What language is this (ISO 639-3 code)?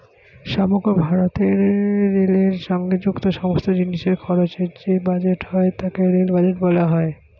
ben